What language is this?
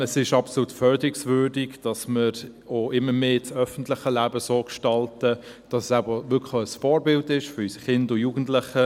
Swiss German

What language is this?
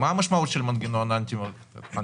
Hebrew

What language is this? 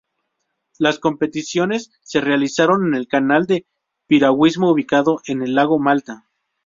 Spanish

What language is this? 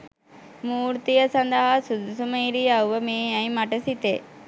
Sinhala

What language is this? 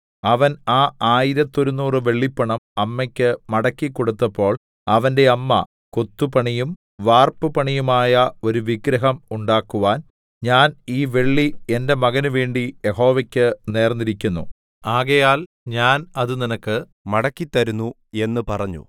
Malayalam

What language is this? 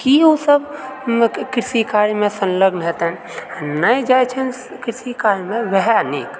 Maithili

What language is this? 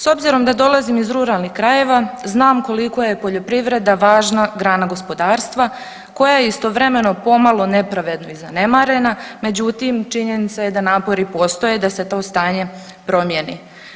Croatian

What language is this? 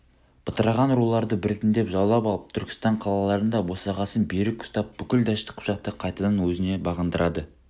Kazakh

